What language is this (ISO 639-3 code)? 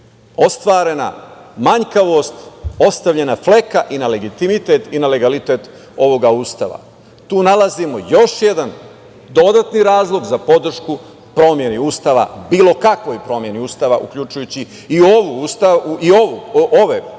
srp